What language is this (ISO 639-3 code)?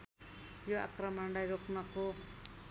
nep